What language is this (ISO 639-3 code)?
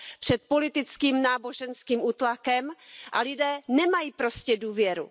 ces